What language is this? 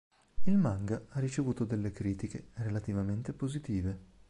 Italian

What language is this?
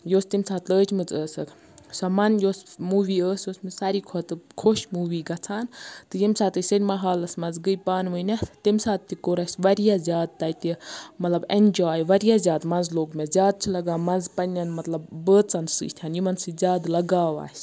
Kashmiri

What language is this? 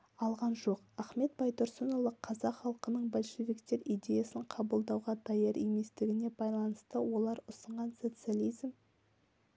Kazakh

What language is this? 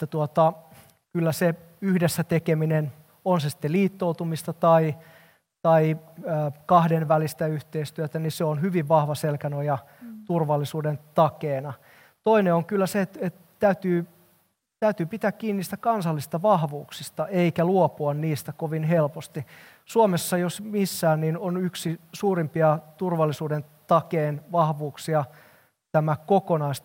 Finnish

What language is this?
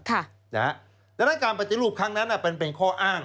Thai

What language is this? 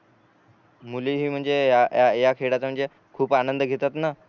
Marathi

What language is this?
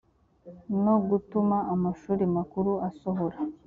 Kinyarwanda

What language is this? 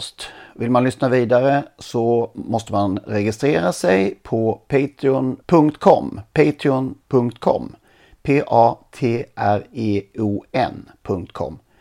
Swedish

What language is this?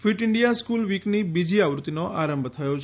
Gujarati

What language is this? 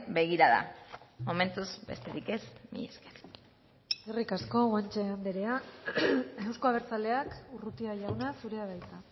Basque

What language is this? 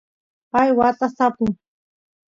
Santiago del Estero Quichua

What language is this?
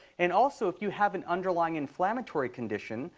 English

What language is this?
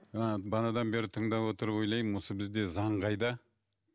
Kazakh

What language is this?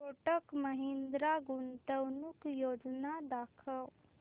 Marathi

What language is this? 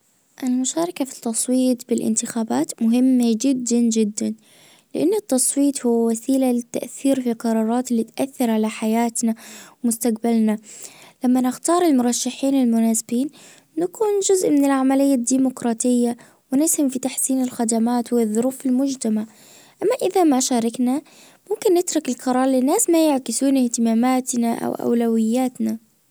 Najdi Arabic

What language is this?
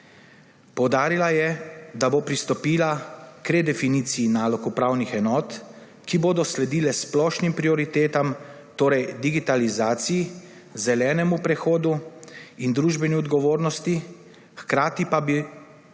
Slovenian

